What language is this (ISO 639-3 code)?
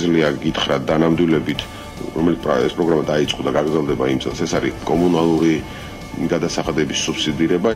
ron